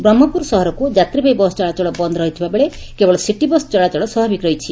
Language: Odia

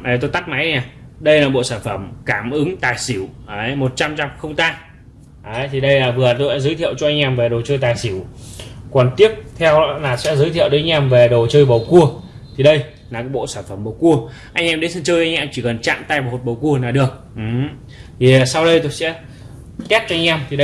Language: Vietnamese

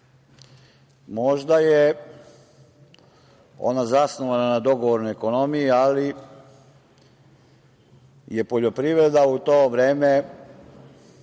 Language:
Serbian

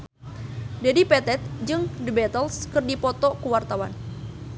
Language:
Sundanese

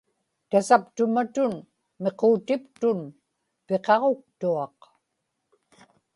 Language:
Inupiaq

